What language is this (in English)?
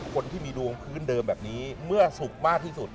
Thai